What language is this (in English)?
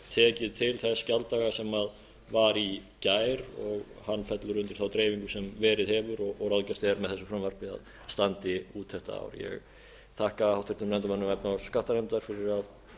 Icelandic